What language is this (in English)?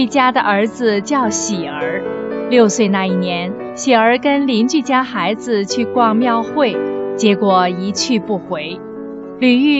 Chinese